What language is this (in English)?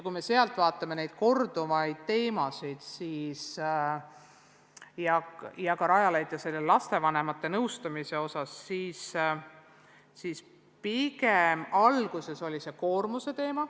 Estonian